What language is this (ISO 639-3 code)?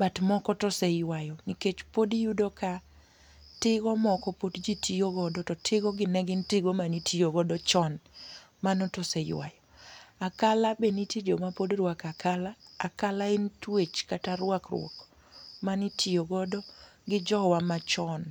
luo